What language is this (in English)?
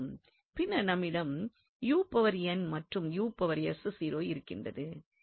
Tamil